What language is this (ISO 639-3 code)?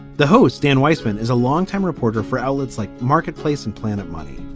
eng